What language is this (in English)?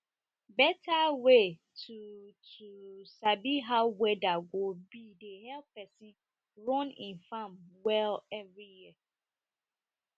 Nigerian Pidgin